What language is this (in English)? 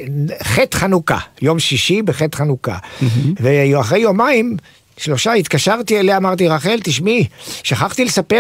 Hebrew